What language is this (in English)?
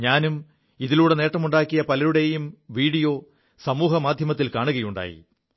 Malayalam